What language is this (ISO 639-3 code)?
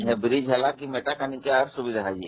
ori